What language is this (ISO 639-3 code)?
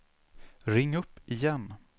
swe